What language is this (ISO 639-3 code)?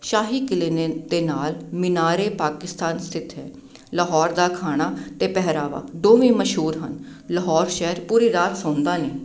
pan